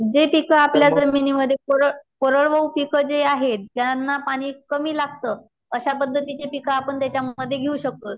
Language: Marathi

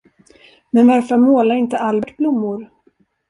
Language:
Swedish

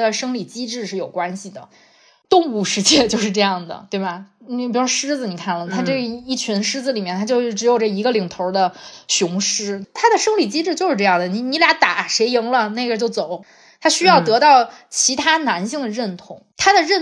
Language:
Chinese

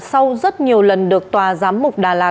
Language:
Vietnamese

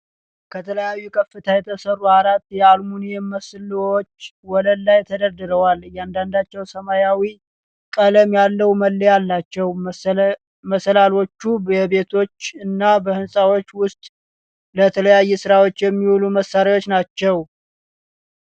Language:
Amharic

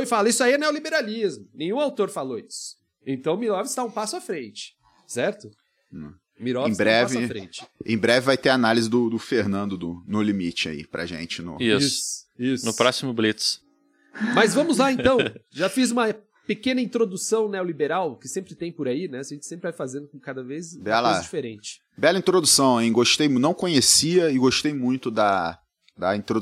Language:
Portuguese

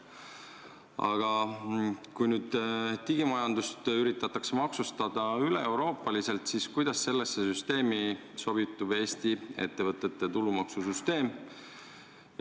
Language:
Estonian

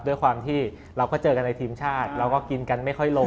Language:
Thai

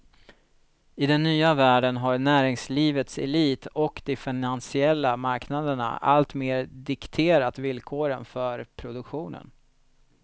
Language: Swedish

